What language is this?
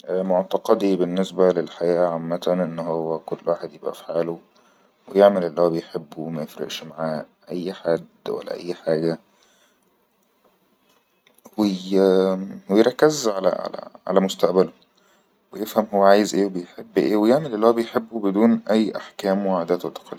Egyptian Arabic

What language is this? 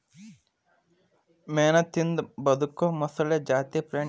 Kannada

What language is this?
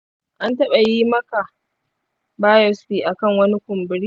Hausa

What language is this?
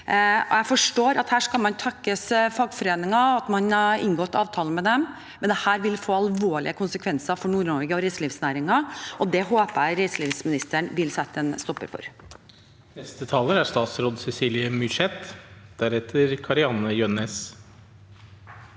Norwegian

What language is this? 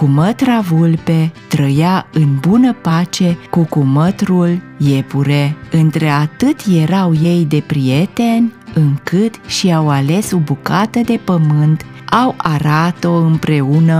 Romanian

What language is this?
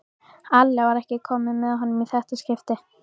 Icelandic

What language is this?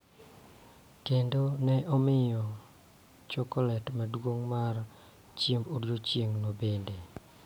Luo (Kenya and Tanzania)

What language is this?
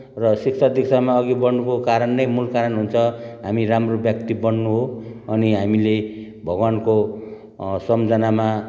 Nepali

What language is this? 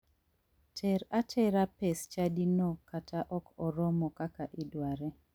Luo (Kenya and Tanzania)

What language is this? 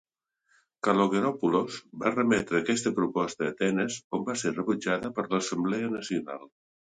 Catalan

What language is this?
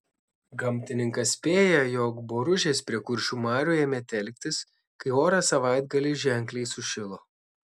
Lithuanian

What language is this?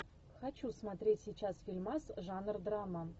Russian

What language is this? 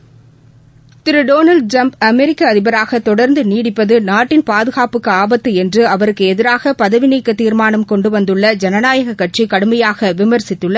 Tamil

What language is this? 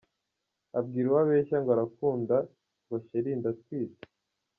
Kinyarwanda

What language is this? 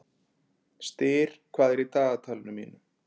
Icelandic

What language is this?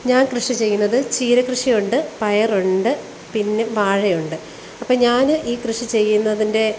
Malayalam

